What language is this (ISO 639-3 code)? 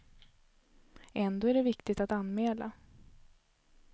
swe